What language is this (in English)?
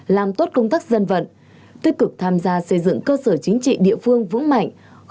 Vietnamese